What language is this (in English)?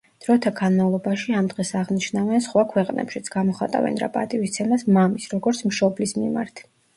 Georgian